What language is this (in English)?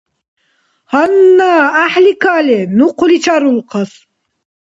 Dargwa